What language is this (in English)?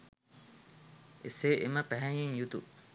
Sinhala